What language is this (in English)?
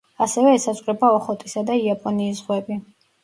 Georgian